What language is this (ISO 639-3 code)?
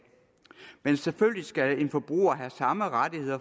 dan